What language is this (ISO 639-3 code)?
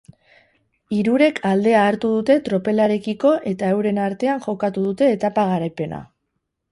eus